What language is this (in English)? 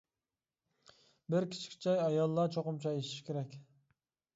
Uyghur